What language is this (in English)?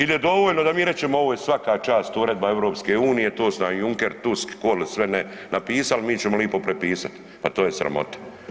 Croatian